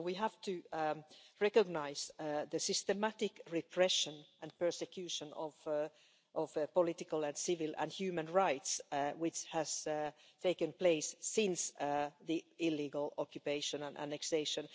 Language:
English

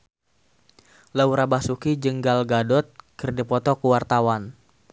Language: Sundanese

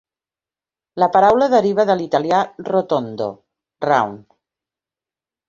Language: Catalan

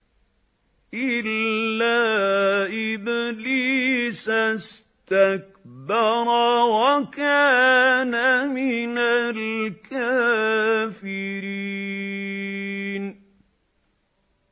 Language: Arabic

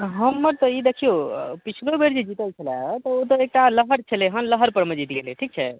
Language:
Maithili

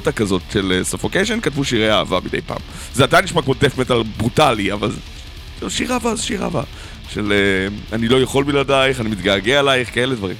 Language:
Hebrew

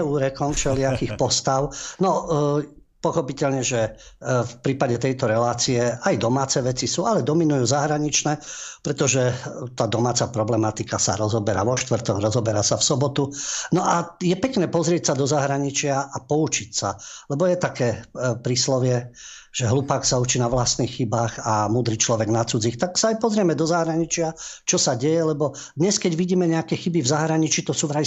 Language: Slovak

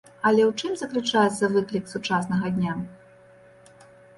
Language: Belarusian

